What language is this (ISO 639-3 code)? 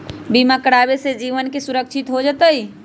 mag